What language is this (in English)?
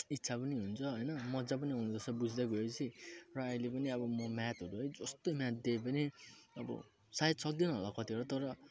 Nepali